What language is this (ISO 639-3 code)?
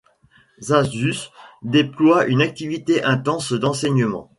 fra